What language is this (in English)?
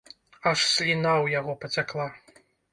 Belarusian